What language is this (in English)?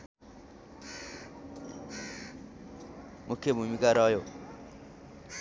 Nepali